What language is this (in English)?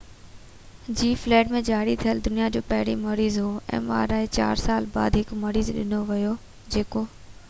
Sindhi